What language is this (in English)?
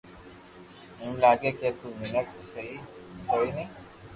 Loarki